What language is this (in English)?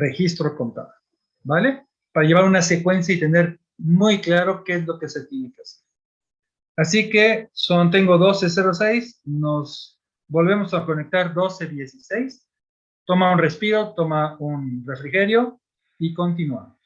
Spanish